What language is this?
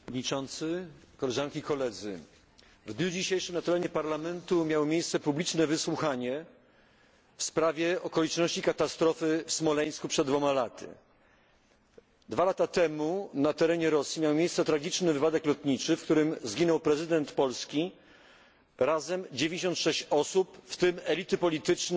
Polish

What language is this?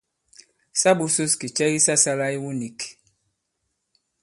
Bankon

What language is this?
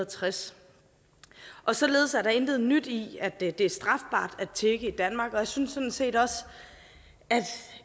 Danish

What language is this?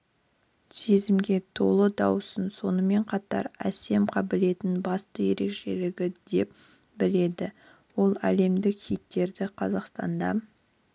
Kazakh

